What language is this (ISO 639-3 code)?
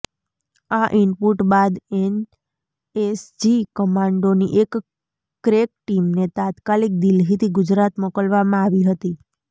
guj